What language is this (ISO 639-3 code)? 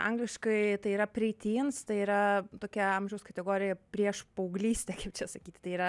lit